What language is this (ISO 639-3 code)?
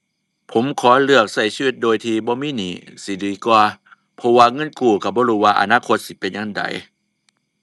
tha